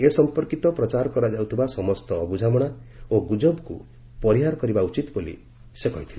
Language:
Odia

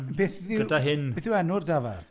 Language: Welsh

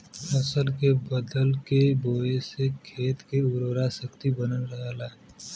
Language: Bhojpuri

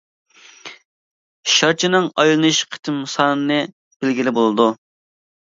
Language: Uyghur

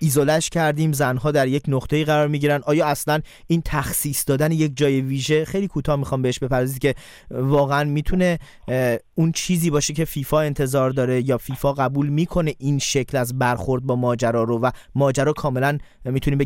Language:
Persian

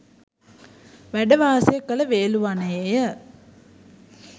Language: Sinhala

